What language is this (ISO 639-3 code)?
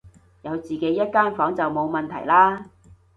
yue